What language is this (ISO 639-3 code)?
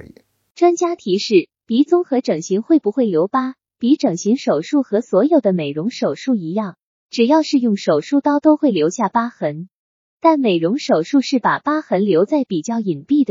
zho